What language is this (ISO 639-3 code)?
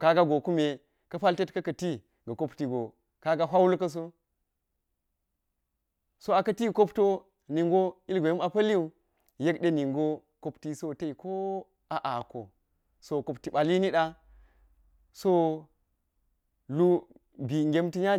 gyz